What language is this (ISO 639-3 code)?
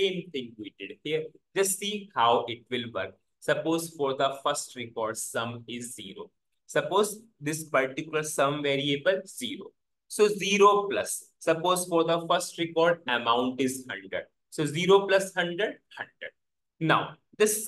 eng